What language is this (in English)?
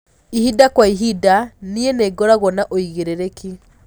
Kikuyu